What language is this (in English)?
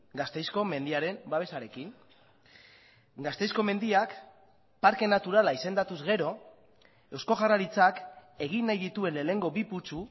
Basque